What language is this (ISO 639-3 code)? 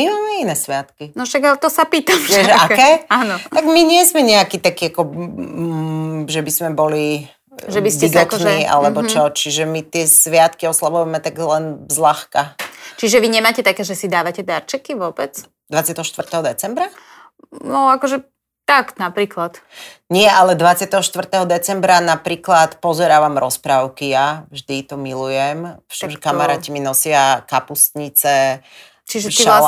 slk